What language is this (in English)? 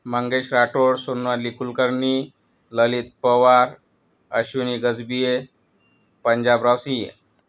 Marathi